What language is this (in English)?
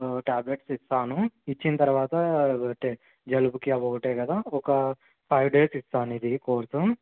Telugu